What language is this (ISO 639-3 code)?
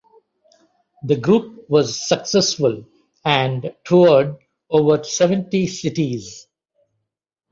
eng